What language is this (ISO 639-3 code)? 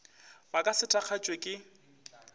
nso